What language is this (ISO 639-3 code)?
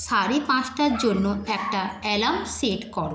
ben